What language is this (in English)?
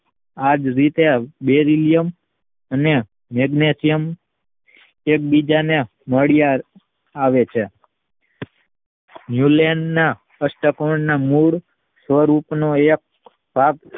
Gujarati